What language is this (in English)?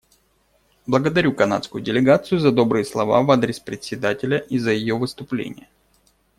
Russian